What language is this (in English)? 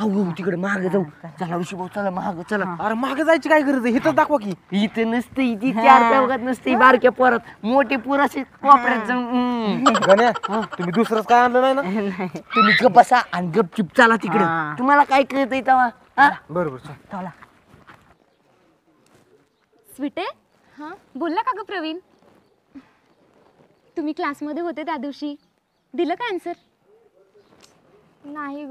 Romanian